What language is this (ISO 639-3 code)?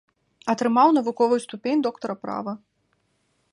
bel